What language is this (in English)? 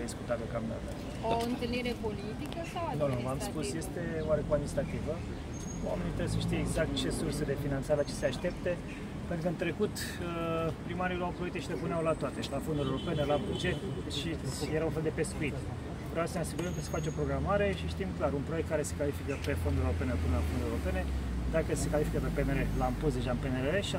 Romanian